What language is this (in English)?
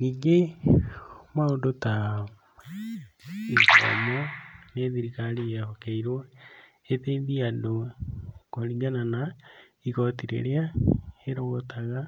Kikuyu